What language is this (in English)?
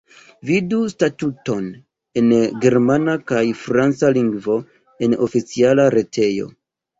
Esperanto